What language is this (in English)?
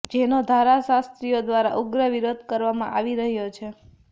Gujarati